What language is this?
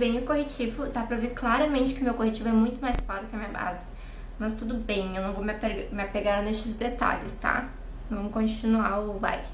Portuguese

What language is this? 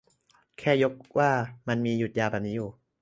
Thai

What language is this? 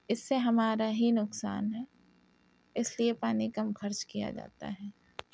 Urdu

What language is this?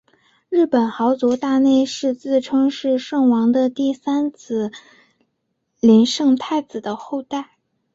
Chinese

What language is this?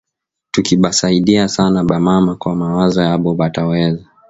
Swahili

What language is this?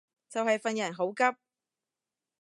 Cantonese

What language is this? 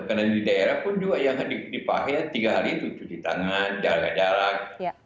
Indonesian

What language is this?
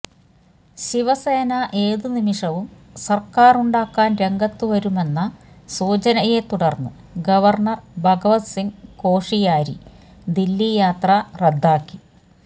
Malayalam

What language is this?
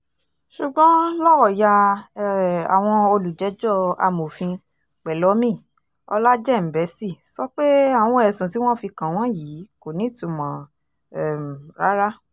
Yoruba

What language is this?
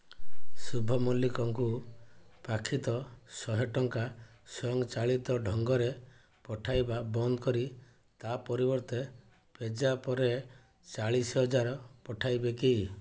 Odia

